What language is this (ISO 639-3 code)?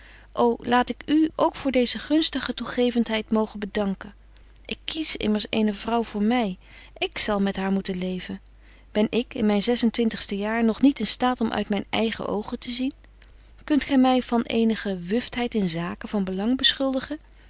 nld